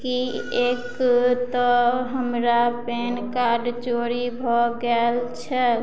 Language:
Maithili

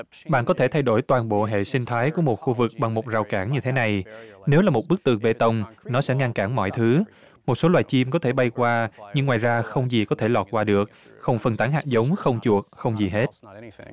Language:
Vietnamese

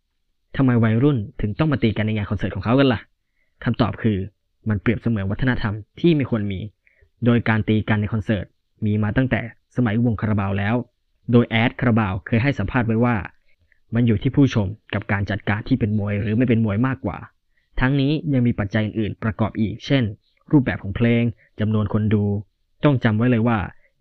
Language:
Thai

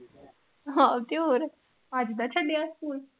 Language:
Punjabi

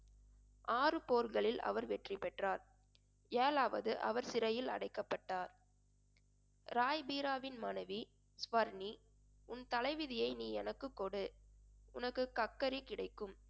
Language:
Tamil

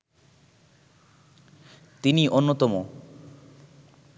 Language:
Bangla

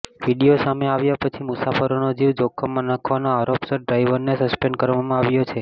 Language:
Gujarati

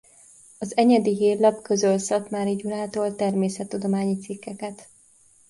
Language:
Hungarian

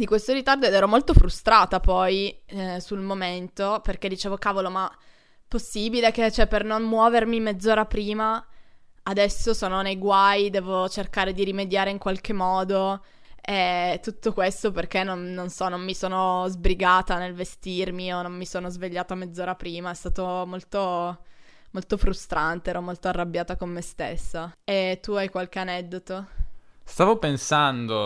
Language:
Italian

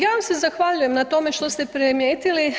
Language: Croatian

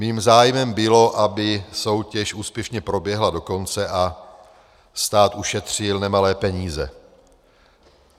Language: Czech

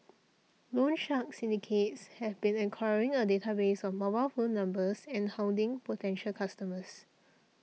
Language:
English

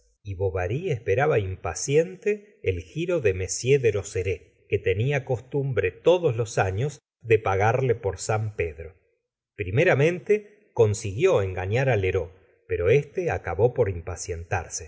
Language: Spanish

